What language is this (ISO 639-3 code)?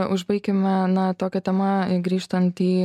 lit